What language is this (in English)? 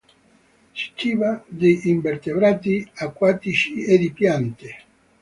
Italian